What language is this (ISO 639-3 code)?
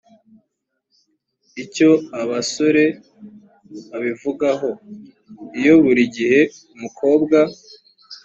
kin